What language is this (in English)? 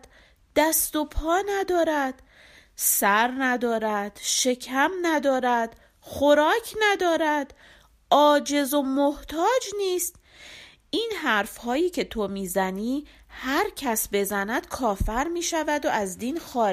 Persian